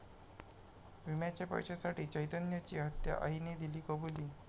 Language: Marathi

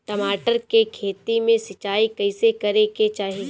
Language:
Bhojpuri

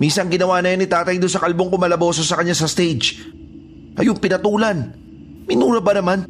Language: Filipino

